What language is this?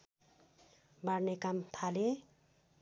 Nepali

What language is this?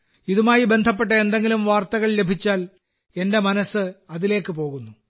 Malayalam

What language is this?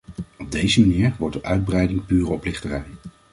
Dutch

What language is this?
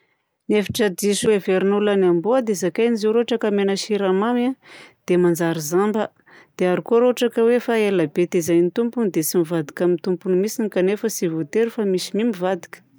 Southern Betsimisaraka Malagasy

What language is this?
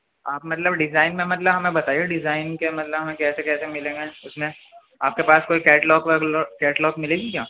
Urdu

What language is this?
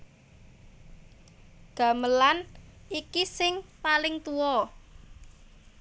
Javanese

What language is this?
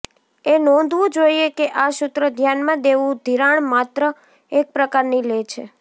Gujarati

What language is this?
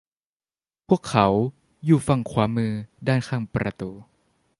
Thai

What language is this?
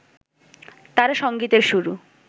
Bangla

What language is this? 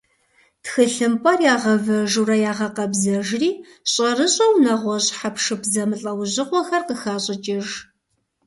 Kabardian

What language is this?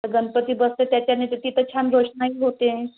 Marathi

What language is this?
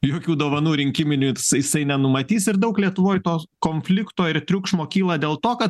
Lithuanian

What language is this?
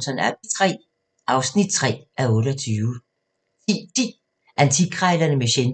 Danish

